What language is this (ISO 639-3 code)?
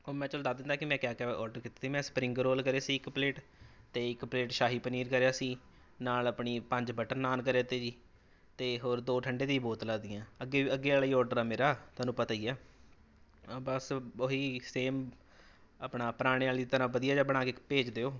pan